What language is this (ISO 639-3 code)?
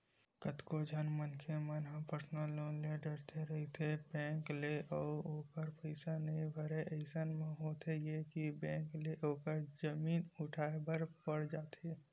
hne